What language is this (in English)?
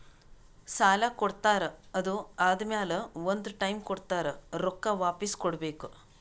Kannada